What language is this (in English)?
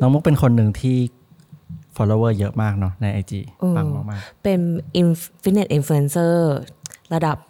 Thai